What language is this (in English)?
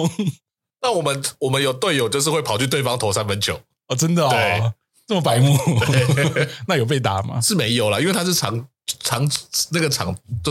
Chinese